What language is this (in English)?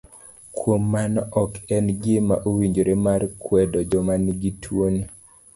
Luo (Kenya and Tanzania)